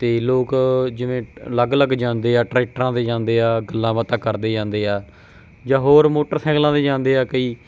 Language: Punjabi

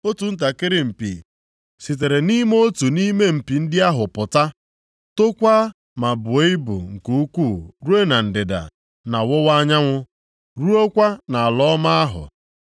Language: Igbo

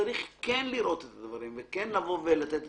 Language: Hebrew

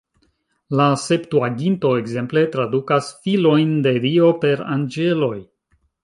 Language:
Esperanto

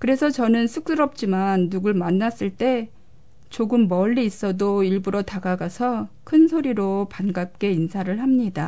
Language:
Korean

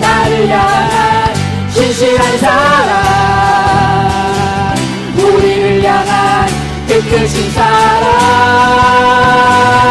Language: Korean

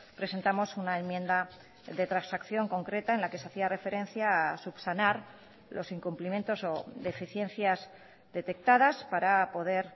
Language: Spanish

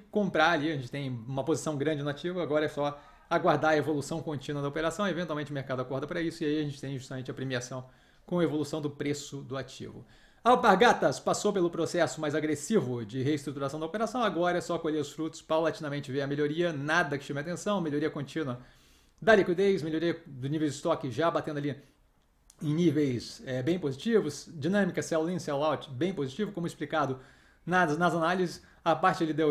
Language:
Portuguese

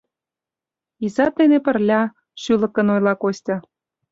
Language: Mari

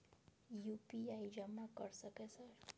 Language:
Maithili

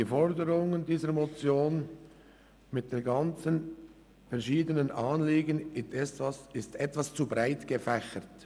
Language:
Swiss German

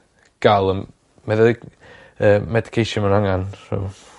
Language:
Welsh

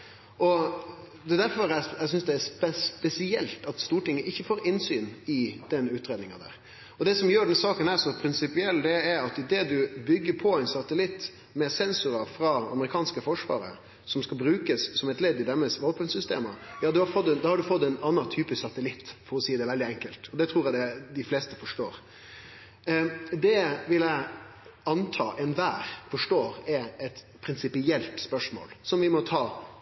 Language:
Norwegian Nynorsk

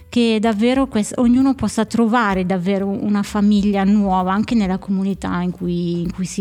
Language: Italian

